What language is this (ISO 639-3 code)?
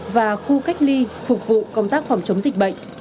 vie